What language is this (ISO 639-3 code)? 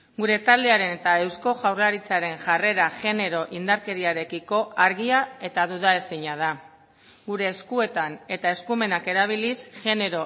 eus